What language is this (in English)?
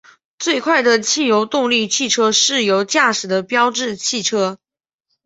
Chinese